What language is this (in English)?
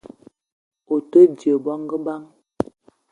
Eton (Cameroon)